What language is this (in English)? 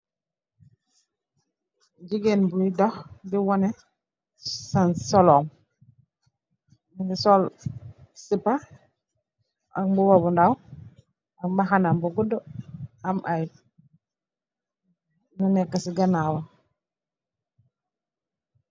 Wolof